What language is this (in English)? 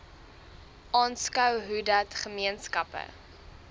Afrikaans